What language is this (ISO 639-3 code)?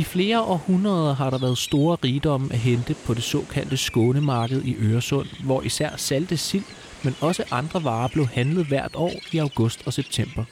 dan